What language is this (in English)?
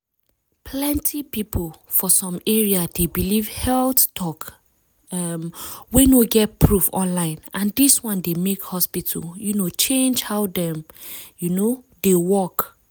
Nigerian Pidgin